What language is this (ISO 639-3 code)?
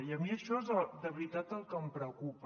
cat